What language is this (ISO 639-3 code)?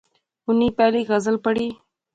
phr